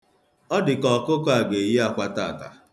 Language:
Igbo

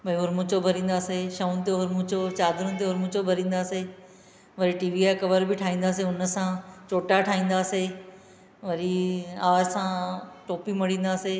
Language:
Sindhi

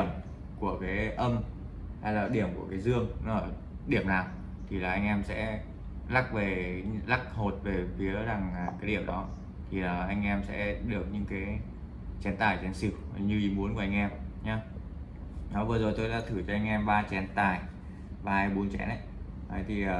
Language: Vietnamese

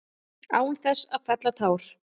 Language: Icelandic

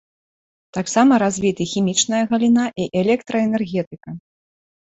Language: Belarusian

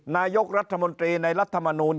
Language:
Thai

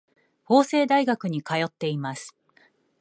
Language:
Japanese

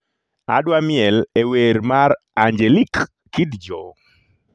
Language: Luo (Kenya and Tanzania)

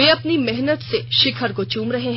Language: Hindi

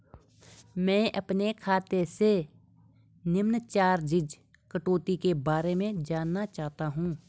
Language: Hindi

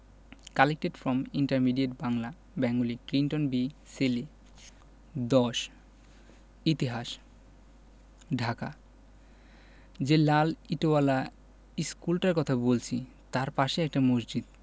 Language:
Bangla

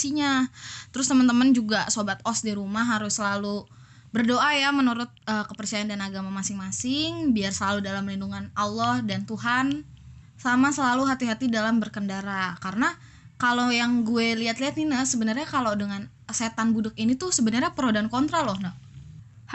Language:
Indonesian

